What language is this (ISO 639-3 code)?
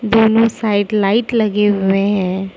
hin